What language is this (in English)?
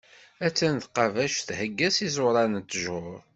Kabyle